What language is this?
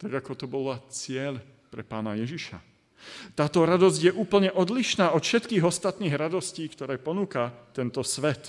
Slovak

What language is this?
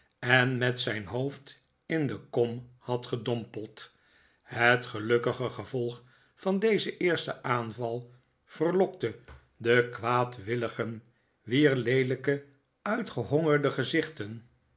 Dutch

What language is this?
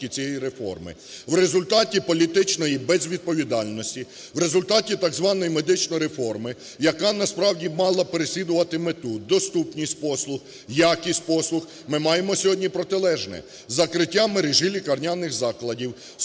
Ukrainian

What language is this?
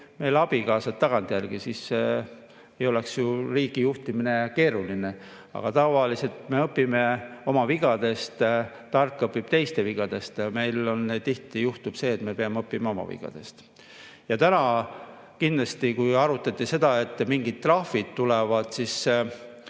Estonian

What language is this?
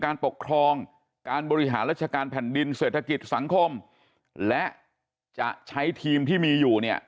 Thai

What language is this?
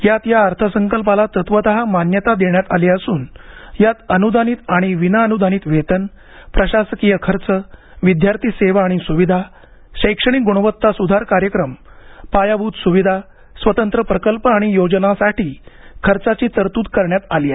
Marathi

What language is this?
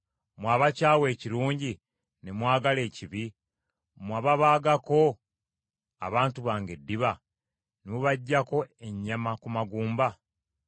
Ganda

